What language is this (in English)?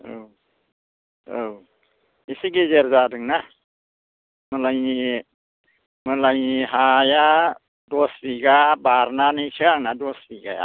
Bodo